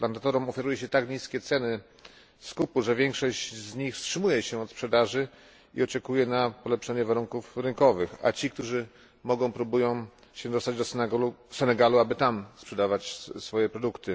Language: Polish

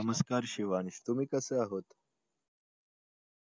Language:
Marathi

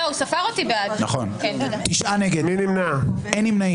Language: Hebrew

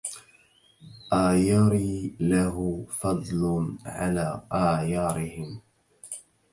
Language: Arabic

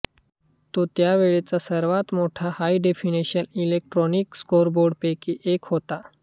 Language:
Marathi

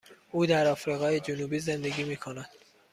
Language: Persian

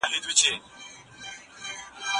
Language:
Pashto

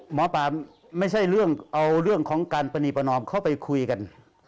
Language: Thai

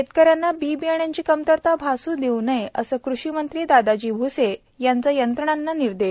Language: Marathi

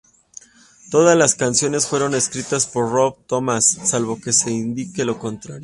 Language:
Spanish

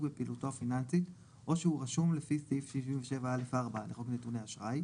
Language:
Hebrew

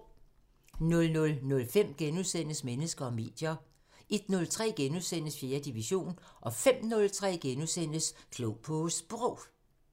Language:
Danish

